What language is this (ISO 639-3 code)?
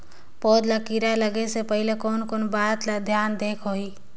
hne